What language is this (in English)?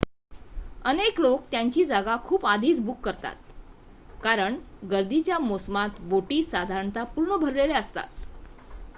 Marathi